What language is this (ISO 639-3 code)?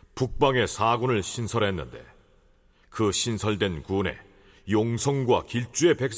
kor